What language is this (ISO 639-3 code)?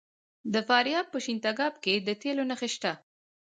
pus